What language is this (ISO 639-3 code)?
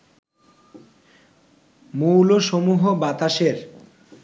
ben